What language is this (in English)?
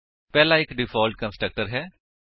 Punjabi